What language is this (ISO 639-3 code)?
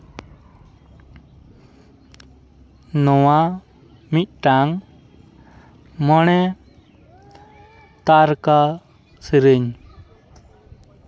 sat